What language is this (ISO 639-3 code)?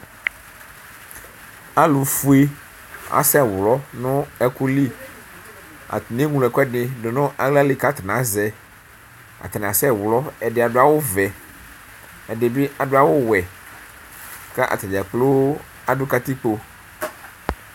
kpo